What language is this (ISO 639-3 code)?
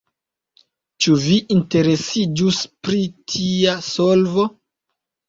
epo